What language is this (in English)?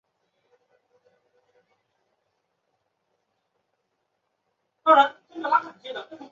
Chinese